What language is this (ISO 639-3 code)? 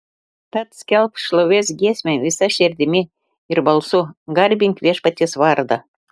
lit